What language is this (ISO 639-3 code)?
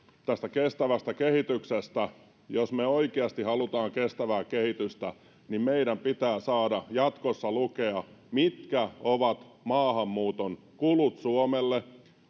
fin